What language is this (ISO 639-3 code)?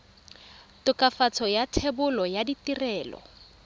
tsn